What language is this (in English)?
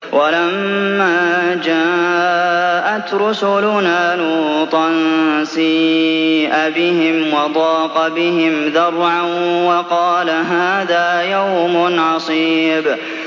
Arabic